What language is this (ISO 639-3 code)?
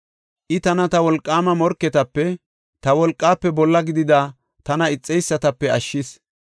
gof